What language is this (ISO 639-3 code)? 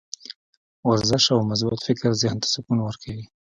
pus